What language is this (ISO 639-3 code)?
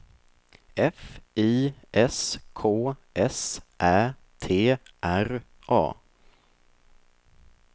swe